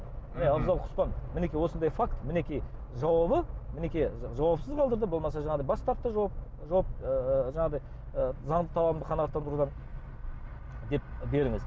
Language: Kazakh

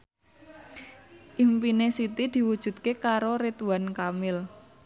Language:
Javanese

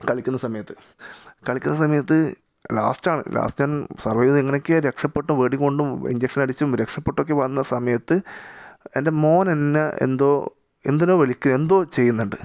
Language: Malayalam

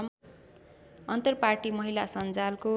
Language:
Nepali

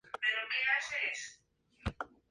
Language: Spanish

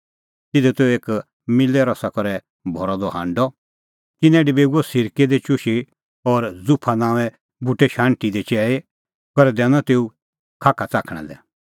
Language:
Kullu Pahari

